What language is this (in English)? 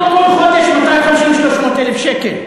Hebrew